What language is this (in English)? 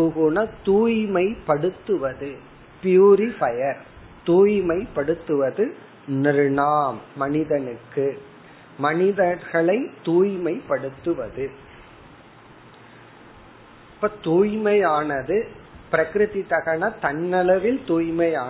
Tamil